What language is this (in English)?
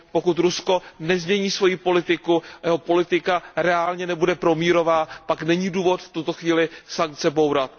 Czech